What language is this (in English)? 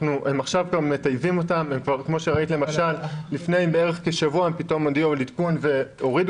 Hebrew